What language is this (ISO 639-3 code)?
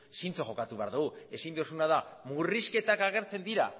eus